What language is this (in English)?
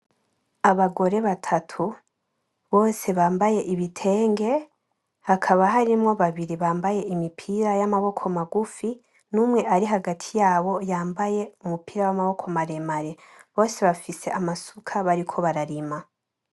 Rundi